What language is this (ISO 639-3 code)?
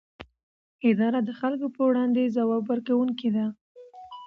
pus